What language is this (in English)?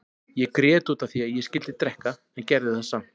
Icelandic